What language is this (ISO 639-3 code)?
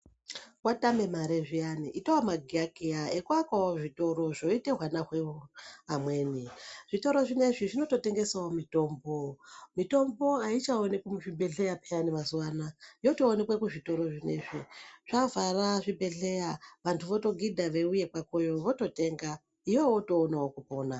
ndc